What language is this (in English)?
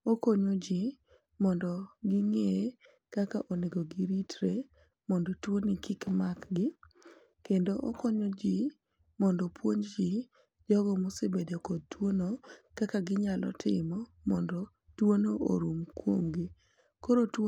Luo (Kenya and Tanzania)